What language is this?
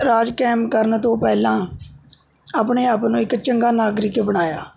Punjabi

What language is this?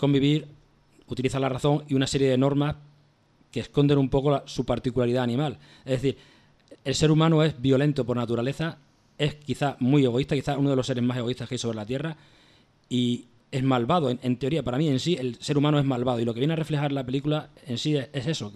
Spanish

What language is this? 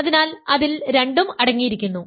Malayalam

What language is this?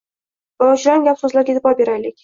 Uzbek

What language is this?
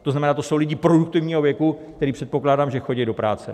Czech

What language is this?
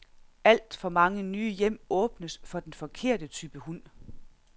Danish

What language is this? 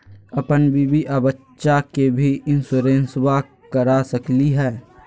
Magahi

